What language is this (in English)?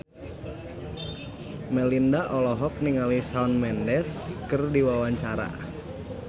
Sundanese